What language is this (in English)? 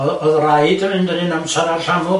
Welsh